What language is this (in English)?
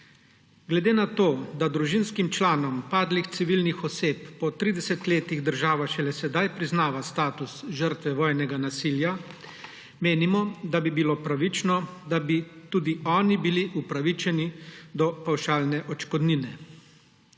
Slovenian